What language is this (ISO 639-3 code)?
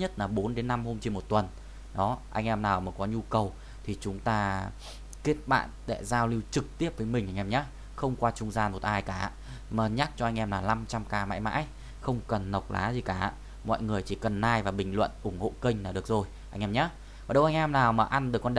vie